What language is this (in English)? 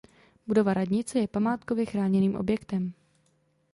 Czech